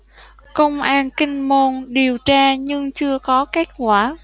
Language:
Vietnamese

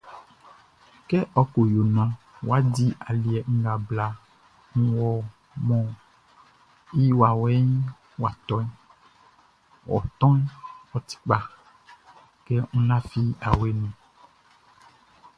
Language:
Baoulé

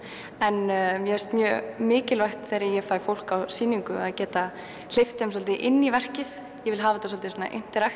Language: Icelandic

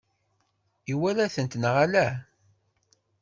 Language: Kabyle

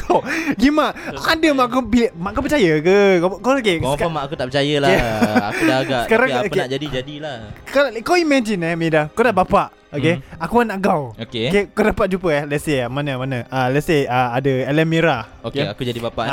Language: Malay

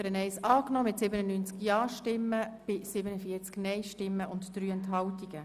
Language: Swiss German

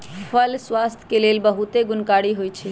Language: Magahi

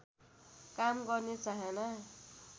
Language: Nepali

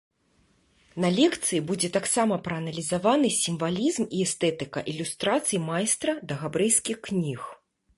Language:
Belarusian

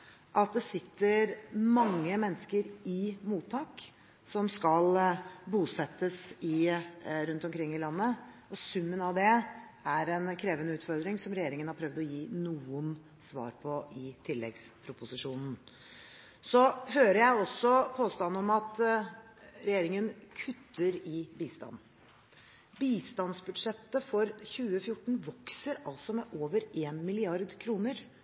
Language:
Norwegian Bokmål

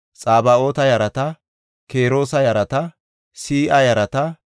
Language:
Gofa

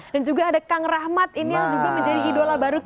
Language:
Indonesian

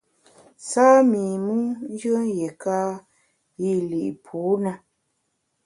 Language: Bamun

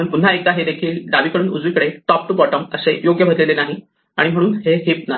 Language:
Marathi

